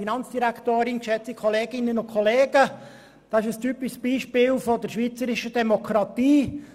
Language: Swiss German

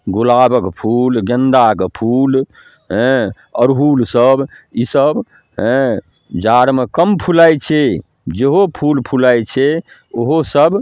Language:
Maithili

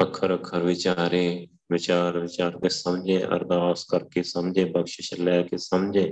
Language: Punjabi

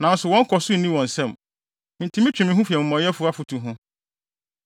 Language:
Akan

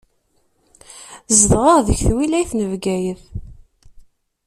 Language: Kabyle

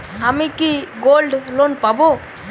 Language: Bangla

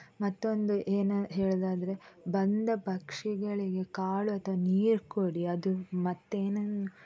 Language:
Kannada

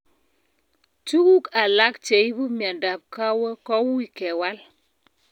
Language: Kalenjin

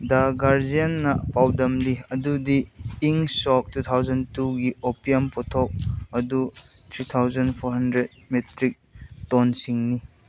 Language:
Manipuri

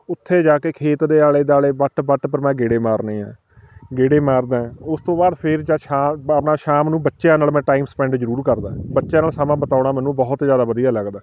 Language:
Punjabi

